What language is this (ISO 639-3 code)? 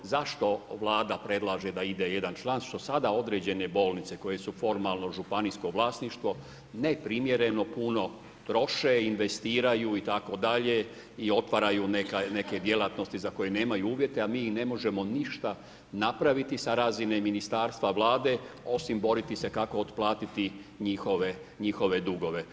hrv